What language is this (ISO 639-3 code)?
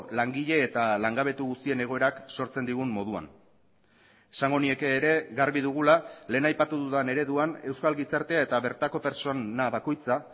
eus